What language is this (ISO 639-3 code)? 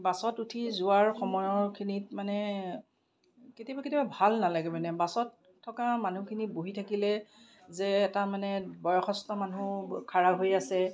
asm